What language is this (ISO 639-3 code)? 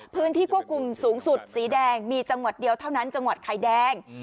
tha